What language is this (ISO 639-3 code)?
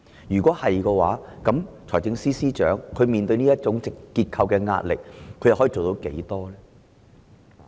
yue